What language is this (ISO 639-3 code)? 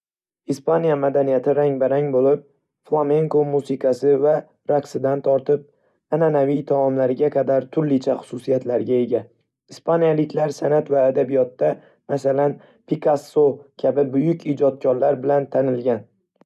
uzb